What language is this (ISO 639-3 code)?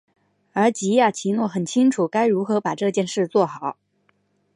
zho